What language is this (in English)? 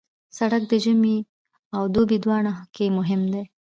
Pashto